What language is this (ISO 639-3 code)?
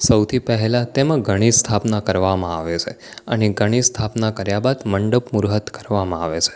guj